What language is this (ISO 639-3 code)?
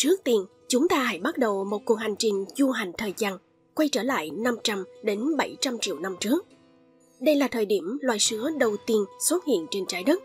vie